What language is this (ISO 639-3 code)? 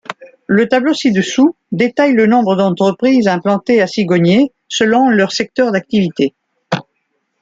fra